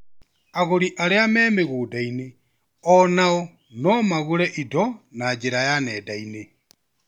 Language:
Kikuyu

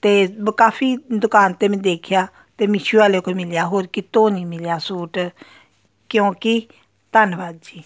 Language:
Punjabi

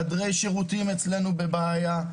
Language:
Hebrew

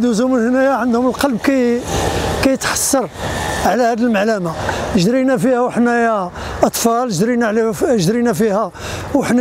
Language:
Arabic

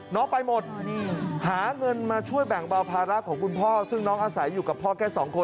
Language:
Thai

